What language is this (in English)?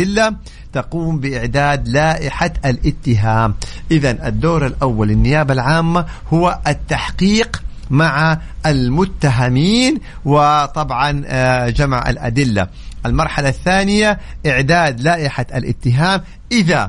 Arabic